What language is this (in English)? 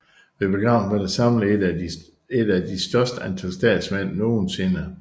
Danish